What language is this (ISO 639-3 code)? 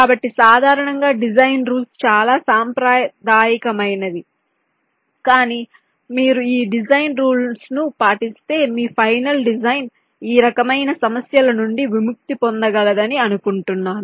tel